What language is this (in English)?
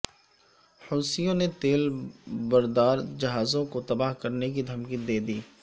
Urdu